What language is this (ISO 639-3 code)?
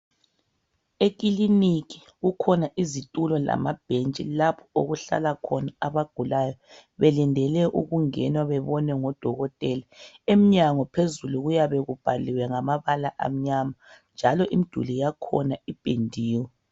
nde